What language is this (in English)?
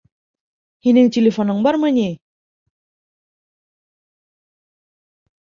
Bashkir